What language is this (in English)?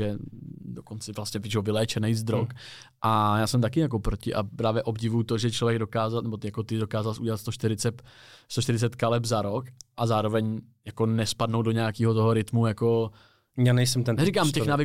Czech